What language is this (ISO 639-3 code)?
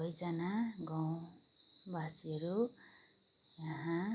nep